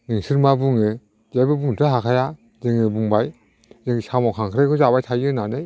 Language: Bodo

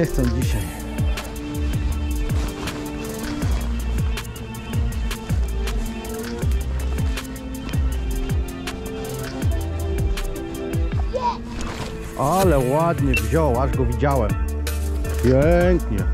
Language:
Polish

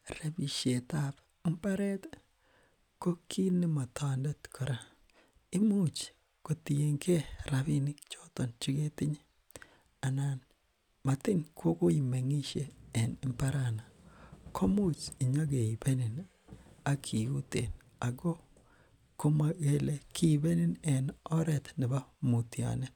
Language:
Kalenjin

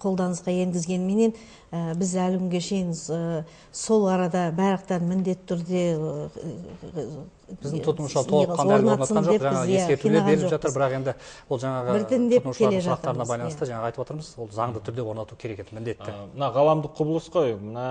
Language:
Russian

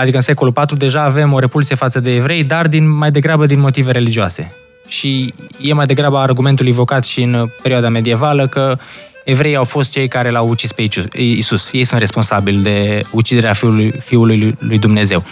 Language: Romanian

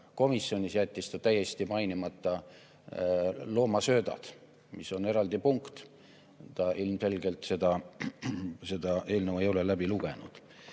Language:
Estonian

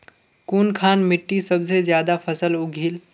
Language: Magahi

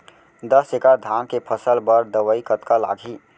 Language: Chhattisgarhi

